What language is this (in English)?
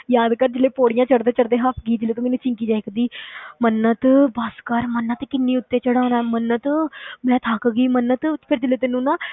Punjabi